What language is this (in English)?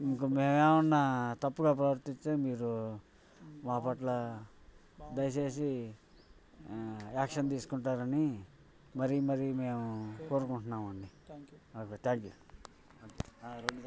Telugu